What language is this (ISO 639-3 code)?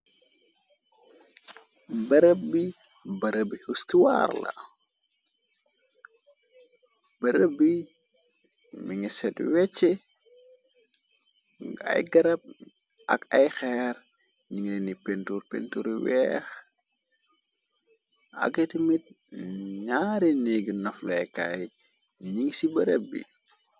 wol